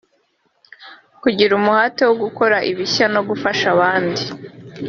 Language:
Kinyarwanda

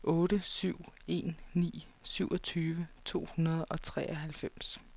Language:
Danish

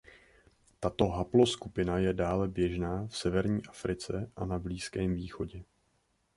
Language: Czech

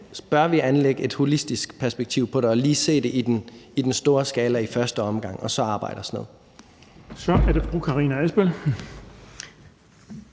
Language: Danish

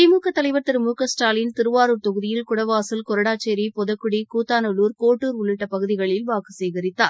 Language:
Tamil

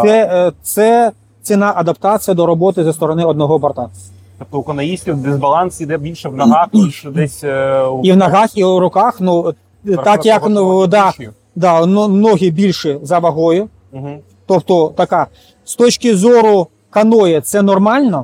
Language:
Ukrainian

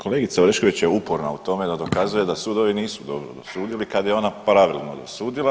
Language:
Croatian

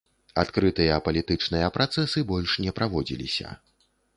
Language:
Belarusian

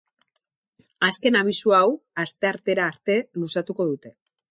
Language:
Basque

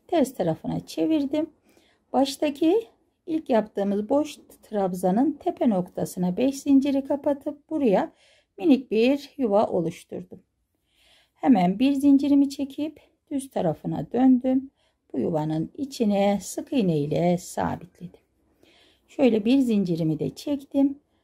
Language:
Turkish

